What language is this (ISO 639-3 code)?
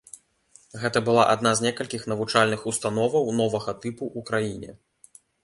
bel